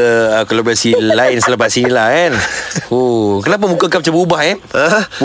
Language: Malay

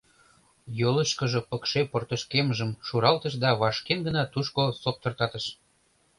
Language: Mari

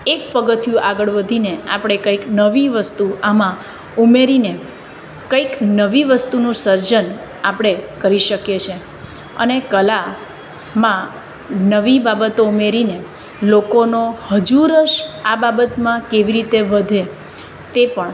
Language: Gujarati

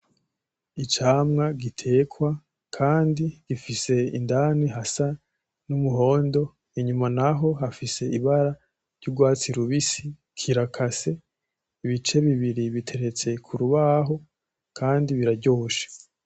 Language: Rundi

